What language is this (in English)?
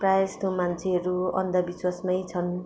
Nepali